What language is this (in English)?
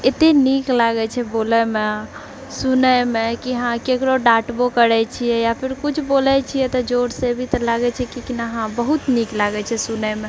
Maithili